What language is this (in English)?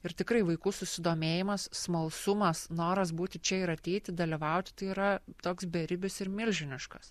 Lithuanian